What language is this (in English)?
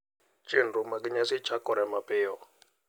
Luo (Kenya and Tanzania)